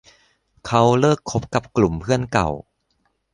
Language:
Thai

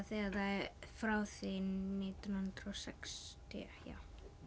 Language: Icelandic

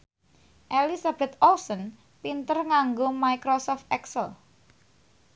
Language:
Javanese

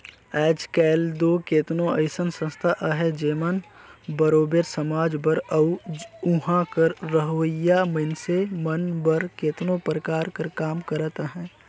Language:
Chhattisgarhi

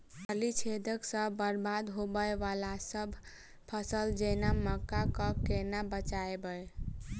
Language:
Maithili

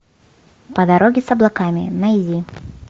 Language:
Russian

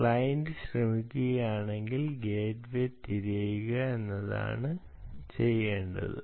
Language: Malayalam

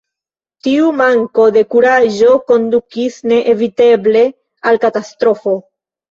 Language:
Esperanto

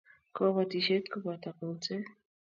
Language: Kalenjin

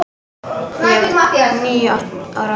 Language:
Icelandic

